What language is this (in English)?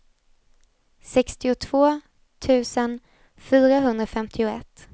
Swedish